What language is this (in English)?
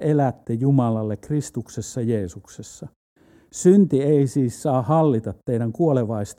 Finnish